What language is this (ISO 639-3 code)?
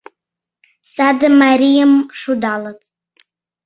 chm